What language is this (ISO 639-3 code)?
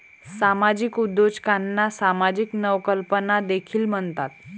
mar